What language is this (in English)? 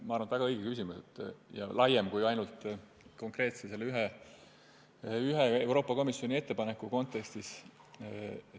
Estonian